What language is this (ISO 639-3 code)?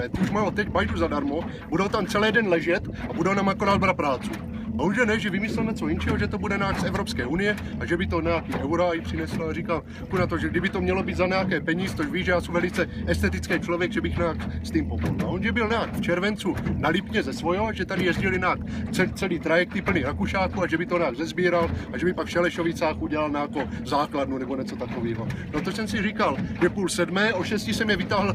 ces